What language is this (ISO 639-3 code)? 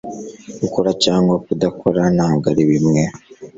kin